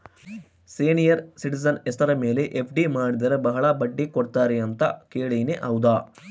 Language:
Kannada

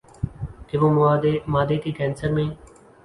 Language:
Urdu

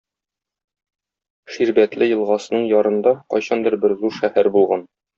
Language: Tatar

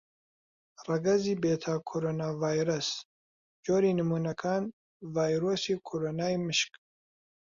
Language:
Central Kurdish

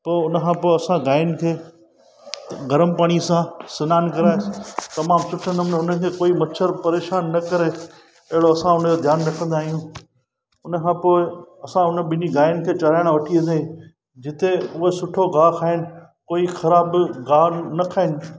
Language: Sindhi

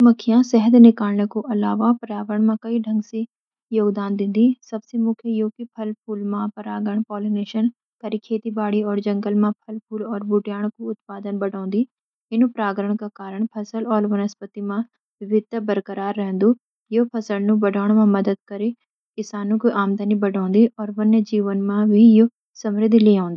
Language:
Garhwali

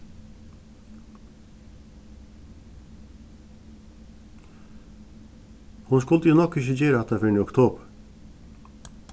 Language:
Faroese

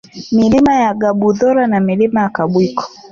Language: Swahili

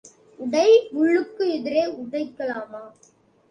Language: Tamil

